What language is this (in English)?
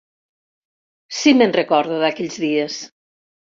Catalan